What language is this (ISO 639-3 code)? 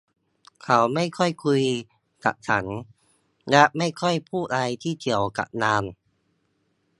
tha